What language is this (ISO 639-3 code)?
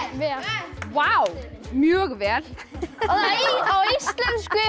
isl